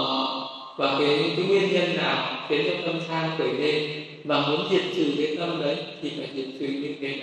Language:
Vietnamese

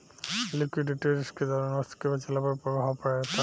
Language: Bhojpuri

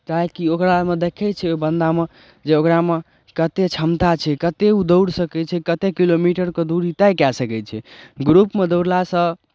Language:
Maithili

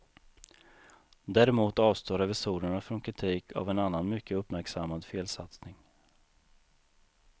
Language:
Swedish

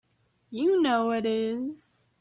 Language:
English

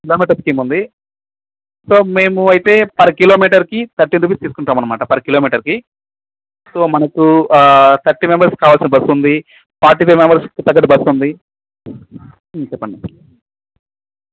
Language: Telugu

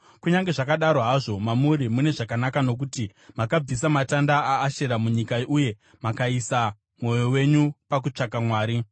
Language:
Shona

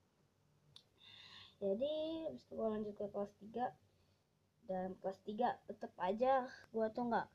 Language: Indonesian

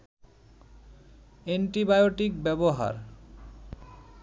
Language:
Bangla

